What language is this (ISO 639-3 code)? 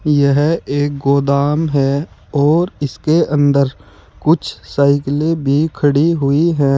hin